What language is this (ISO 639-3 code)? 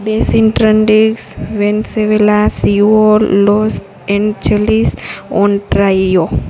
guj